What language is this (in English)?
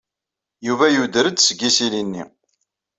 Kabyle